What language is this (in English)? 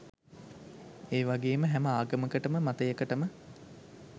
Sinhala